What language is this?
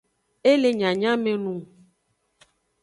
Aja (Benin)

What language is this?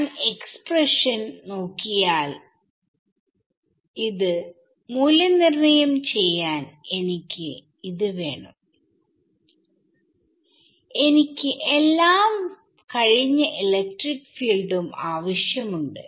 Malayalam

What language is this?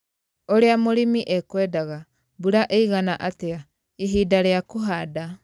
Kikuyu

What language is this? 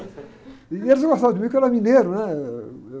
Portuguese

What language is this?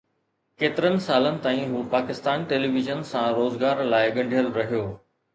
Sindhi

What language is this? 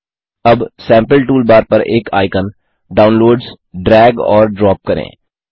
Hindi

